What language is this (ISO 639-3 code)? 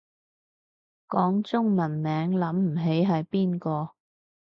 yue